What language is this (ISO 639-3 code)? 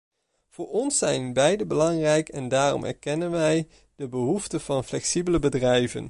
nld